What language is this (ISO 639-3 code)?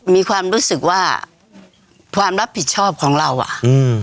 tha